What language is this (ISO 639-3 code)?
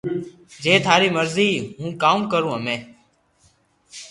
lrk